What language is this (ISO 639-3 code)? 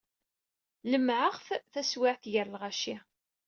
kab